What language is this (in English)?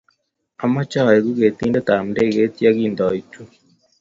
Kalenjin